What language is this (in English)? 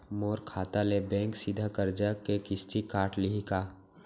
Chhattisgarhi